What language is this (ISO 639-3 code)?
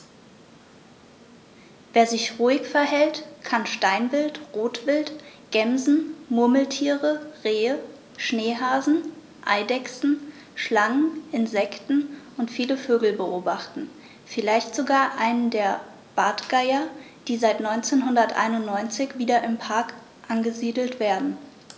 deu